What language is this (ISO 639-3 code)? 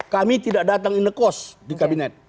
ind